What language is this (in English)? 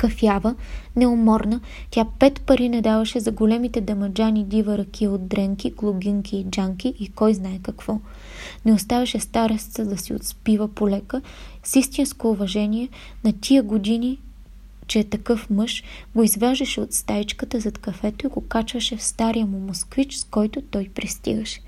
Bulgarian